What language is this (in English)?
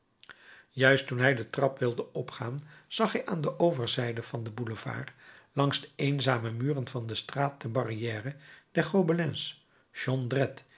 Dutch